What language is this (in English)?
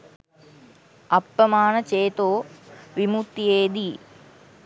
Sinhala